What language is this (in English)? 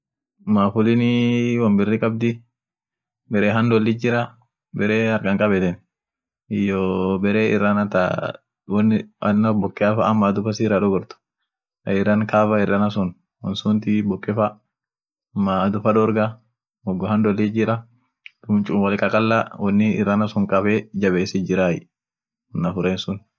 Orma